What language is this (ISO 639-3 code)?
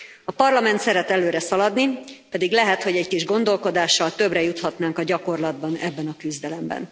hun